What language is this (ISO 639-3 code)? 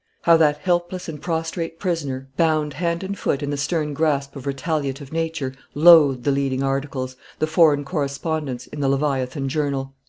eng